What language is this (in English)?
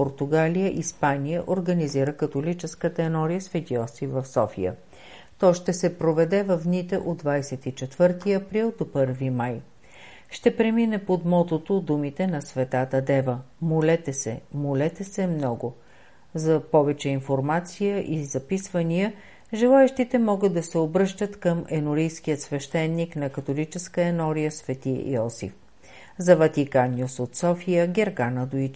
Bulgarian